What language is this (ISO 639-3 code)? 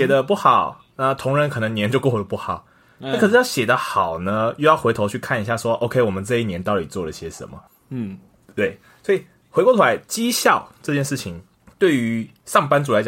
zho